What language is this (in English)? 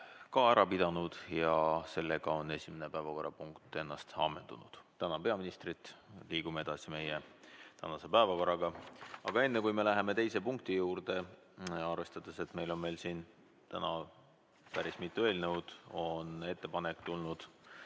Estonian